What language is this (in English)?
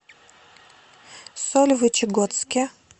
Russian